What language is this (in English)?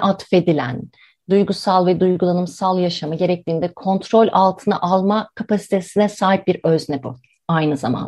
Turkish